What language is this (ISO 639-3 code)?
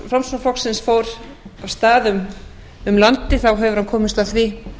isl